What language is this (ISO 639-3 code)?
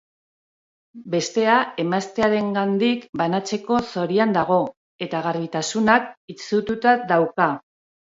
eus